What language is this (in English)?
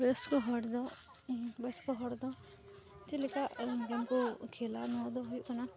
Santali